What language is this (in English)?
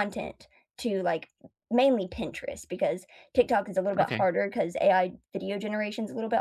English